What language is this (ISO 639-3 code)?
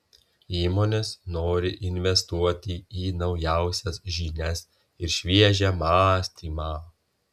lit